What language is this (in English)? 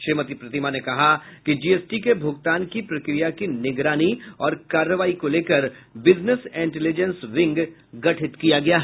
Hindi